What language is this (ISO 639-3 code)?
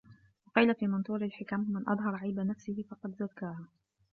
ara